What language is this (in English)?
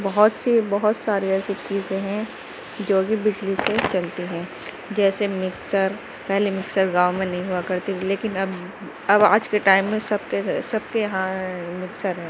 Urdu